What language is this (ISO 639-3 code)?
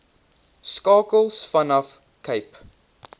afr